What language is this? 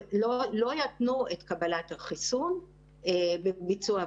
Hebrew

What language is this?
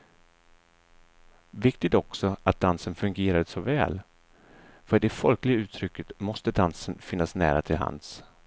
Swedish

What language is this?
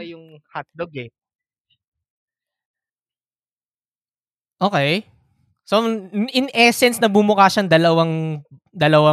Filipino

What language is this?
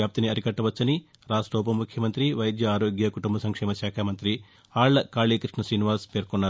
Telugu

